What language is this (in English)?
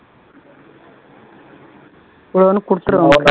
Tamil